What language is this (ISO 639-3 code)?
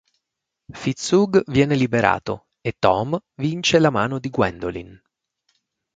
ita